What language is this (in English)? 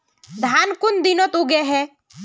Magahi